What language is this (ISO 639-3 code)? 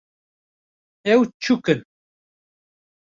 kur